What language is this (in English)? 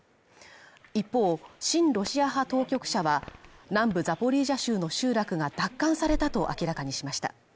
Japanese